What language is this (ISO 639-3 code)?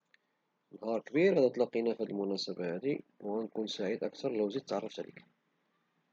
ary